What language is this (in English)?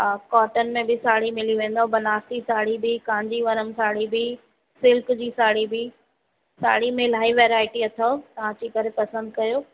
Sindhi